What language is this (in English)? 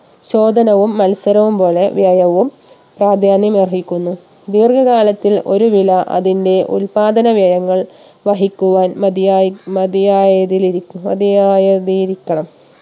Malayalam